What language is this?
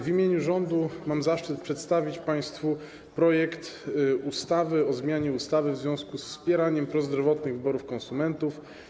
Polish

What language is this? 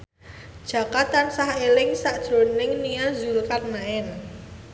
Javanese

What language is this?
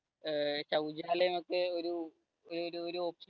Malayalam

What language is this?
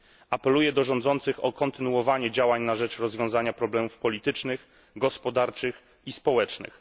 Polish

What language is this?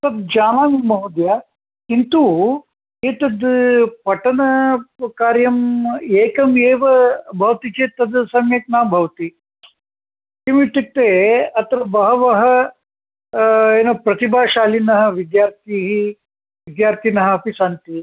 Sanskrit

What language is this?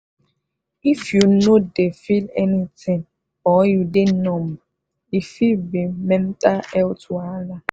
Nigerian Pidgin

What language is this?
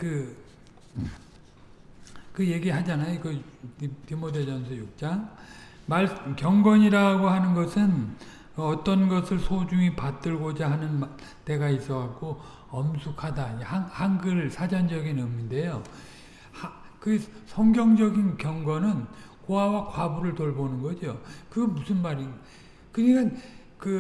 Korean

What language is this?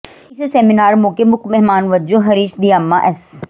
Punjabi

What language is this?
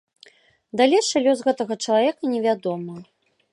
Belarusian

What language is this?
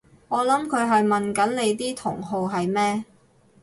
Cantonese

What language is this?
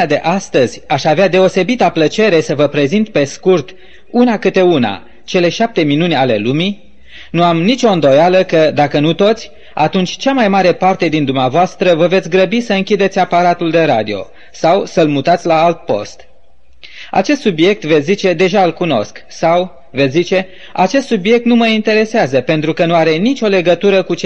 Romanian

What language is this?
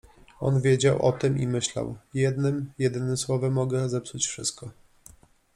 Polish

